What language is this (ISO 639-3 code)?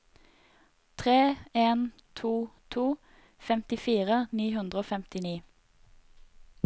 nor